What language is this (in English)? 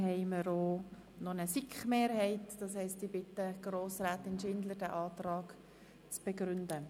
Swiss German